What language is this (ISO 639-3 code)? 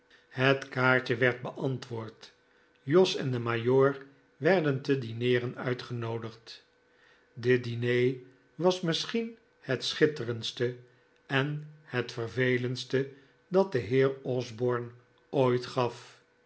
nld